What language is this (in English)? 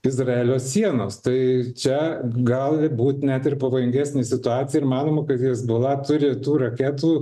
Lithuanian